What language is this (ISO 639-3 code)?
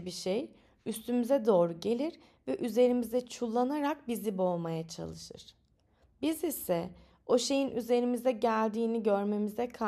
tur